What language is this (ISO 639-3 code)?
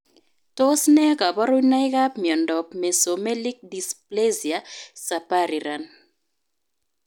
kln